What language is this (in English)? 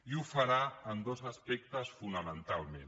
Catalan